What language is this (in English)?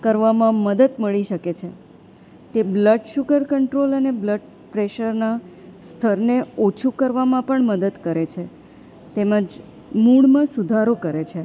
Gujarati